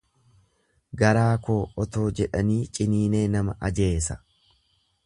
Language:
Oromo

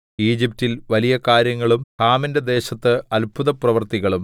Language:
Malayalam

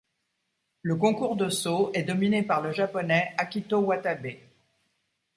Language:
French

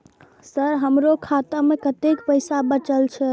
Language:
Maithili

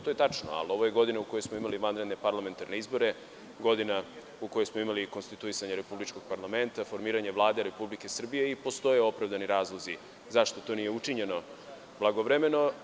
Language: Serbian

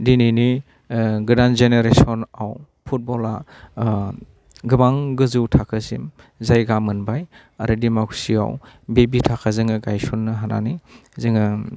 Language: Bodo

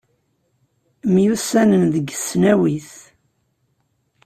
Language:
Kabyle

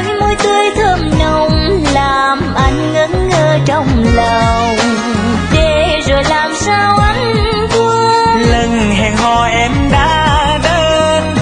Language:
Vietnamese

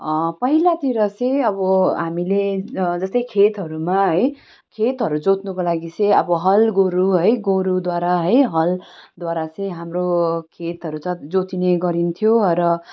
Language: Nepali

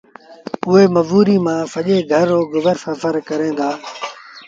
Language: Sindhi Bhil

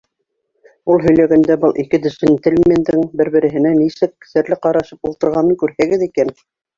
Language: Bashkir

